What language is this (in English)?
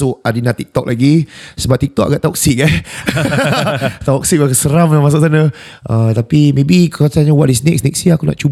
Malay